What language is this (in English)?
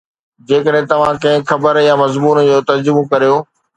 Sindhi